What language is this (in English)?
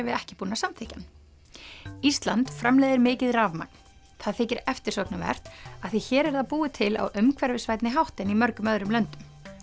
Icelandic